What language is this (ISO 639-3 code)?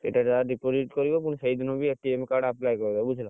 ori